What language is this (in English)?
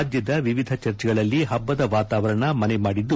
Kannada